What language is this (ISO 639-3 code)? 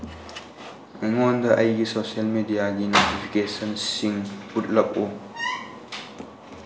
mni